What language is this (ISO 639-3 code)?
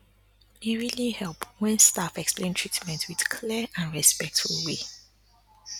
pcm